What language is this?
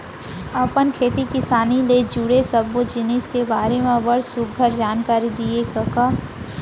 Chhattisgarhi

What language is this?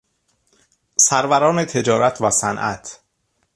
Persian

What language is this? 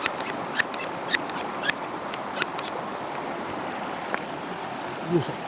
Japanese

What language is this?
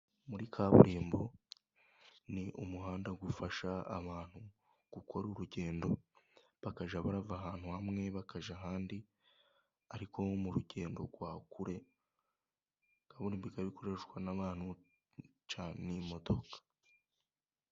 Kinyarwanda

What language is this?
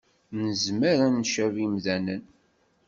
Kabyle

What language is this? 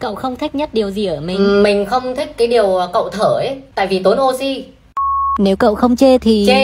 Vietnamese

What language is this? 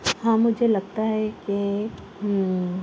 Urdu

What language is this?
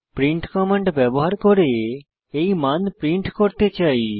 Bangla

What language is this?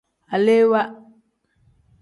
Tem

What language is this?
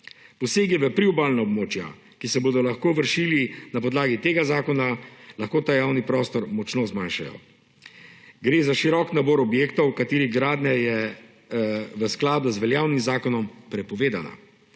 Slovenian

